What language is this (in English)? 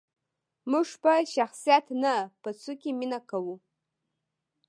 Pashto